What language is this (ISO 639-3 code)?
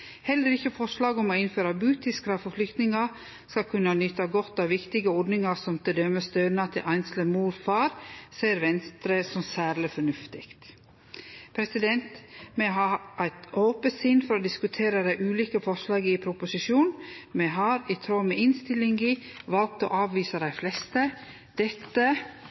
nno